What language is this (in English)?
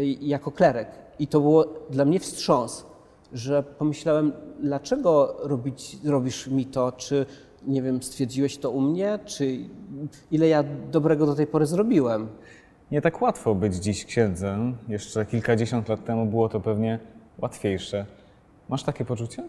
Polish